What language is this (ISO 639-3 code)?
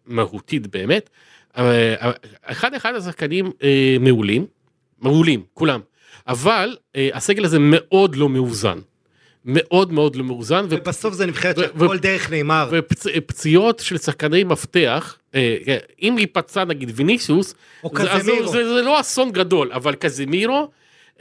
heb